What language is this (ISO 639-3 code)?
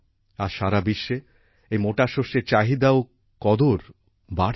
ben